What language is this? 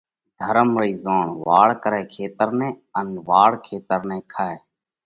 Parkari Koli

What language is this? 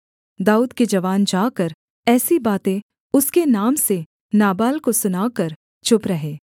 Hindi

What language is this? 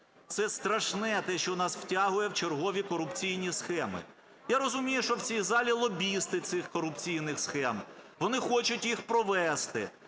Ukrainian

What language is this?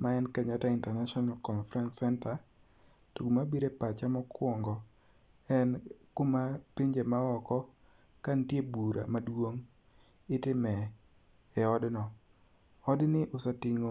Luo (Kenya and Tanzania)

